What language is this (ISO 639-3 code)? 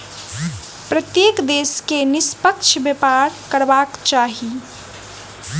mai